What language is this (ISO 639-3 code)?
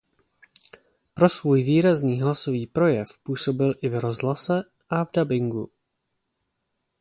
ces